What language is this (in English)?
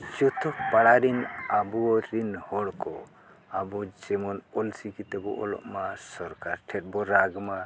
Santali